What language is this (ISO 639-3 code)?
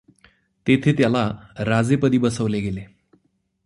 mar